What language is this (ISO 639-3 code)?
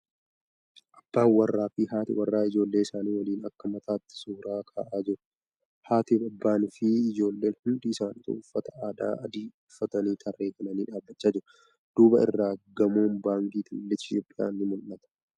orm